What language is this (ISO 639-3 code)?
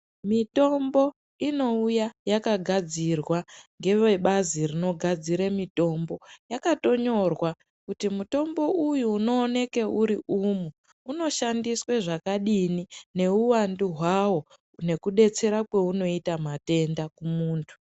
ndc